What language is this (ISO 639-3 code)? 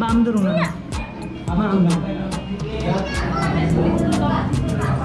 ind